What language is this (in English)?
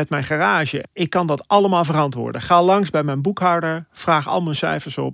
Dutch